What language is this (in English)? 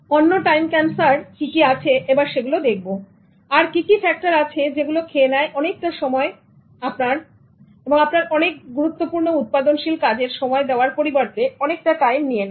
Bangla